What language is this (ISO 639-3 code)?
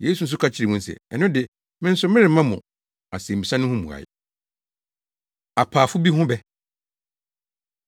aka